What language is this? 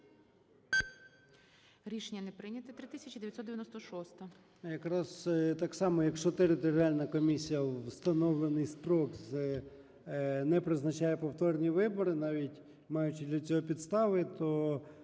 Ukrainian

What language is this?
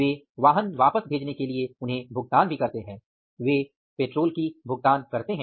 Hindi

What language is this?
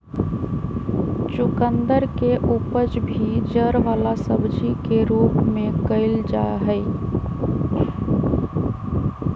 Magahi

